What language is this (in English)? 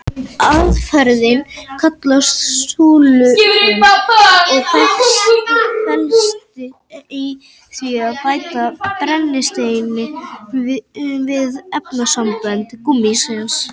Icelandic